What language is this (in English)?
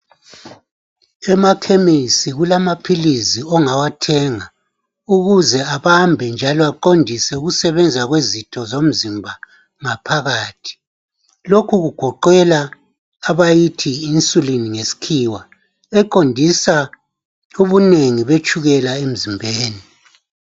North Ndebele